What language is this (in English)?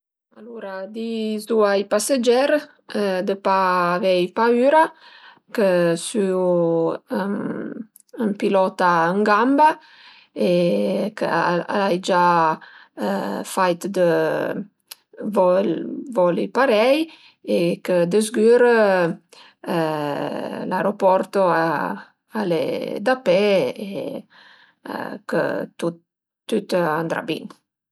Piedmontese